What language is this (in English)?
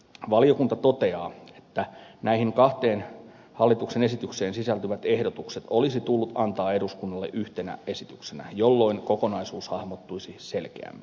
Finnish